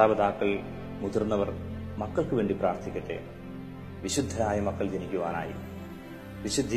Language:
Malayalam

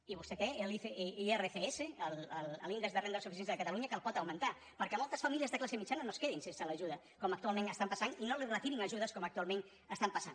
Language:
Catalan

